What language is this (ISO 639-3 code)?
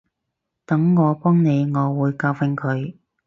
yue